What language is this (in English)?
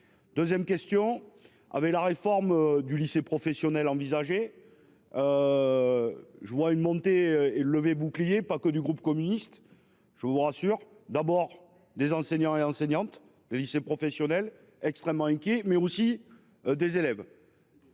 French